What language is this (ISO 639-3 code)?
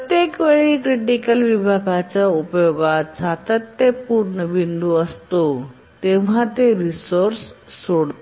mar